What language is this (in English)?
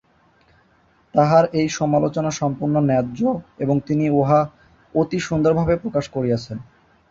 Bangla